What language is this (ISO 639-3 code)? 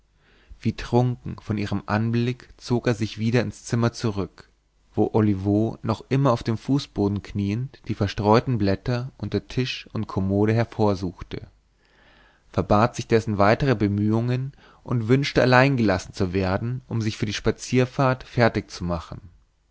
deu